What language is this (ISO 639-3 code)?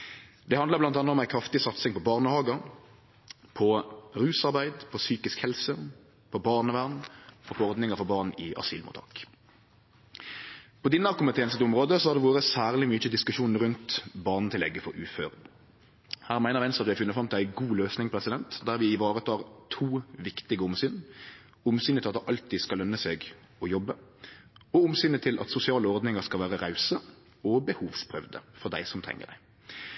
nno